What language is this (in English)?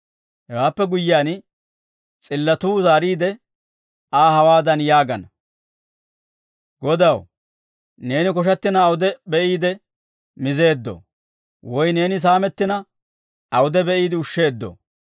Dawro